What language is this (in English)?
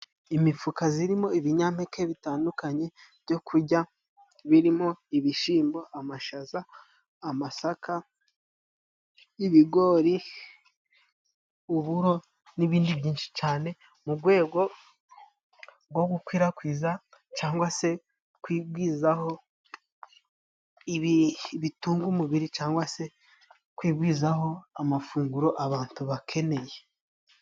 Kinyarwanda